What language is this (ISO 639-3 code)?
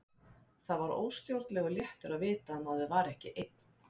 isl